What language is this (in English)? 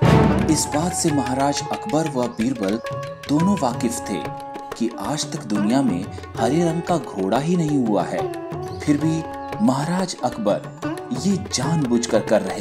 Hindi